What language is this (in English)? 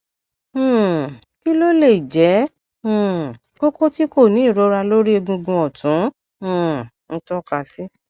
Yoruba